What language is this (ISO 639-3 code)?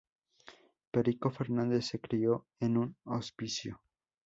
spa